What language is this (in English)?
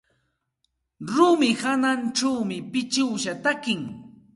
Santa Ana de Tusi Pasco Quechua